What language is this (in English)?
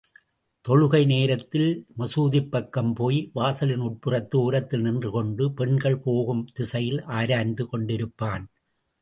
Tamil